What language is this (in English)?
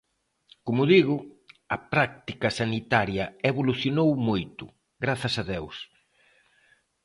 Galician